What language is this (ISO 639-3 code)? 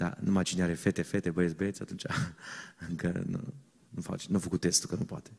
ron